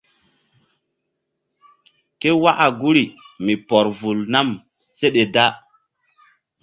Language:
Mbum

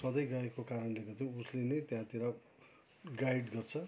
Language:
Nepali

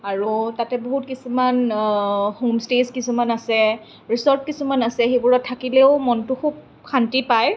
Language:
Assamese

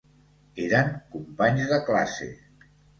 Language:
Catalan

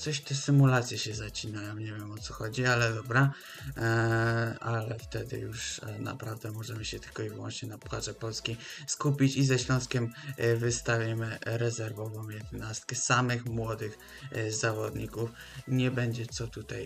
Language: Polish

